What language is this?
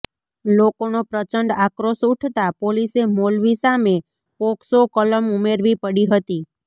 Gujarati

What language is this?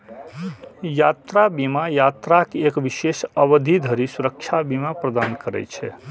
Maithili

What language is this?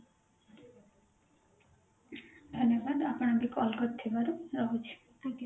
Odia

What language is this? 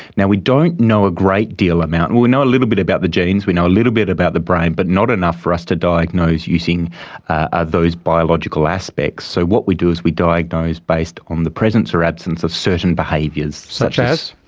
English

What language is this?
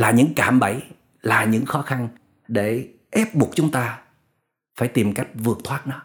Vietnamese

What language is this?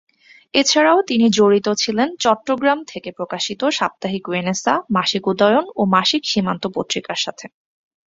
Bangla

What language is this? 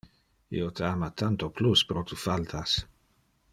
Interlingua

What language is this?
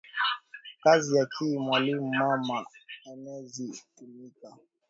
Swahili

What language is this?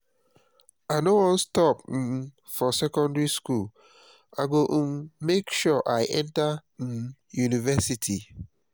Nigerian Pidgin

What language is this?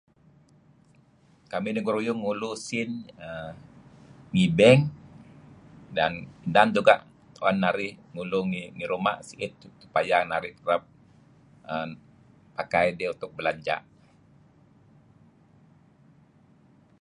Kelabit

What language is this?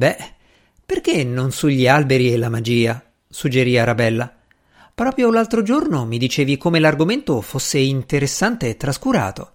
Italian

